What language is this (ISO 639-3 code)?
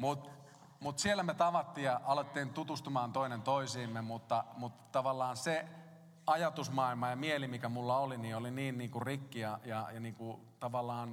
fin